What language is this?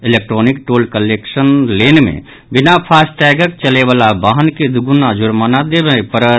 Maithili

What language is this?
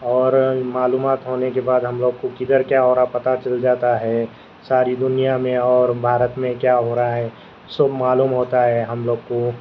Urdu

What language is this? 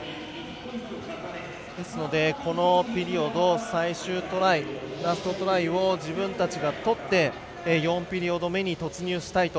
Japanese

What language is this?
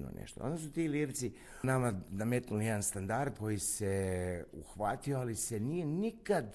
Croatian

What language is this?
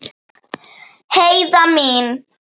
Icelandic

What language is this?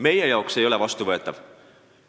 Estonian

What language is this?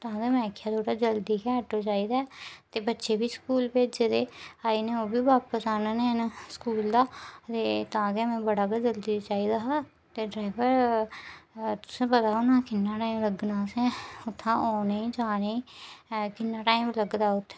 Dogri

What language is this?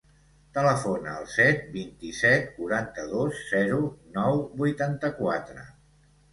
Catalan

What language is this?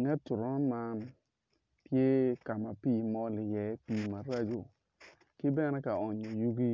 Acoli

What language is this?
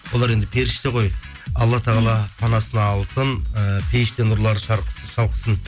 Kazakh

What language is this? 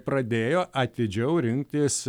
Lithuanian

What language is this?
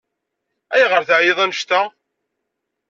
Kabyle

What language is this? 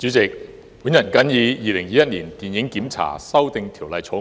Cantonese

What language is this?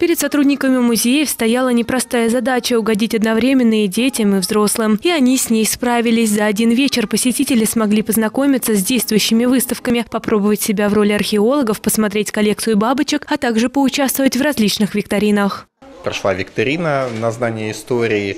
Russian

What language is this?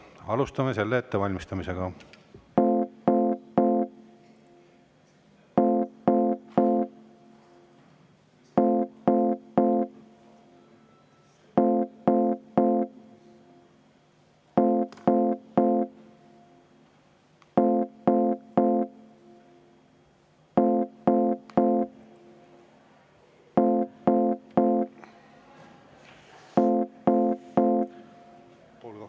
Estonian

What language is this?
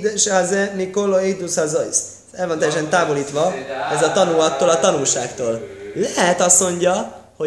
Hungarian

